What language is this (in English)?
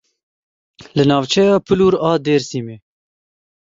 Kurdish